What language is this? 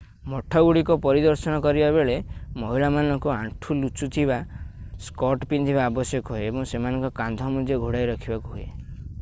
Odia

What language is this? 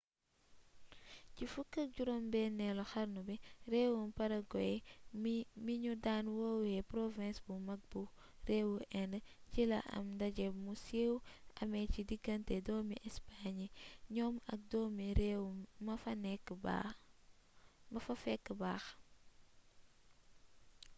Wolof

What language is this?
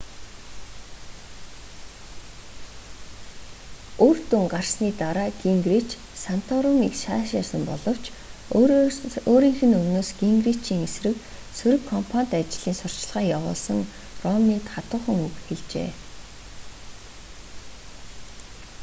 Mongolian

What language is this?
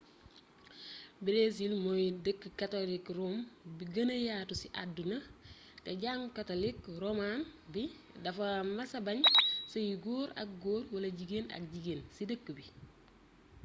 Wolof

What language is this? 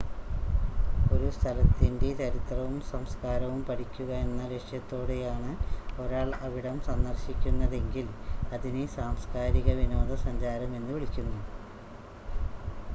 Malayalam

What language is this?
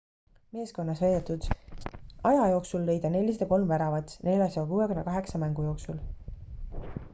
Estonian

